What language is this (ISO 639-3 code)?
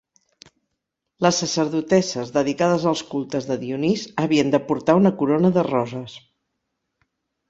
cat